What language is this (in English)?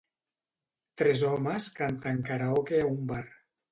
Catalan